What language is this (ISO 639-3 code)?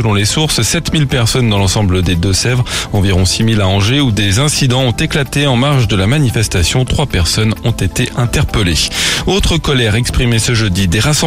fra